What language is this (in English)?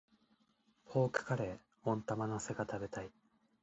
Japanese